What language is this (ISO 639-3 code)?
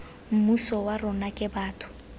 tsn